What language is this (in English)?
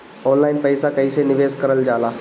Bhojpuri